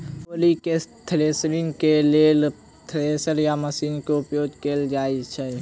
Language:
Maithili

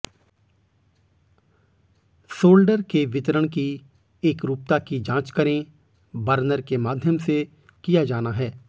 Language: Hindi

